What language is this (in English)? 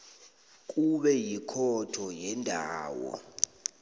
South Ndebele